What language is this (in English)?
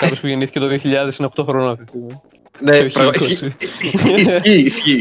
Greek